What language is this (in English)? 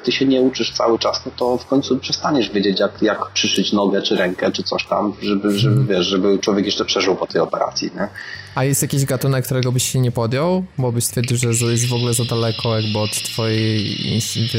Polish